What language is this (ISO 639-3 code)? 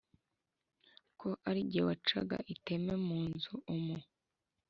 kin